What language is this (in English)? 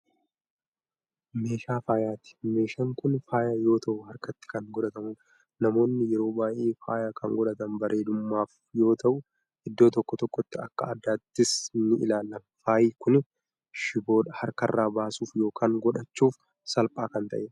Oromo